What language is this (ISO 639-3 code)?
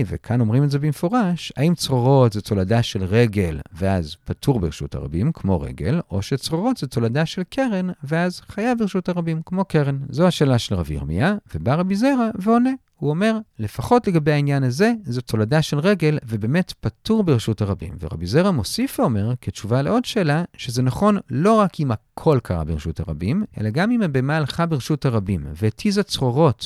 heb